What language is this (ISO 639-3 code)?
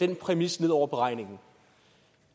dan